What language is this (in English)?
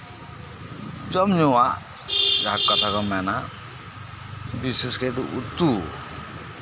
Santali